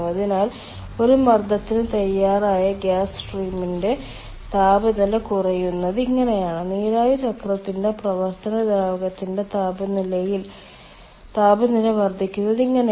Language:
Malayalam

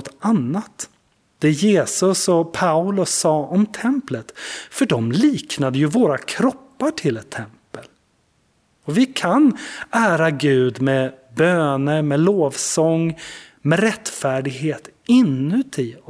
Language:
Swedish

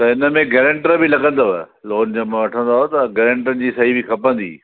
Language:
Sindhi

